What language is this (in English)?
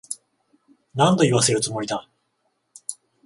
Japanese